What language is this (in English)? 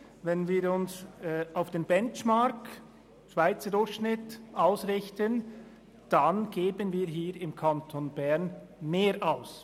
Swiss German